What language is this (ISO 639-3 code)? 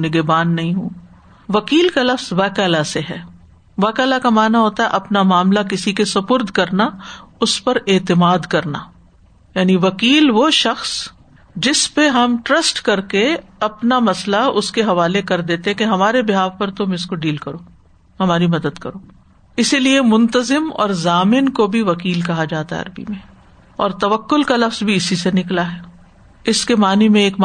urd